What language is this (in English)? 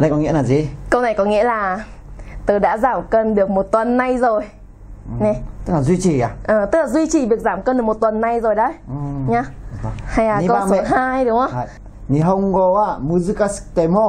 Vietnamese